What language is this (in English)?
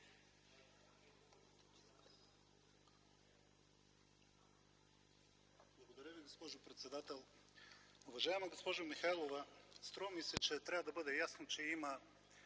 Bulgarian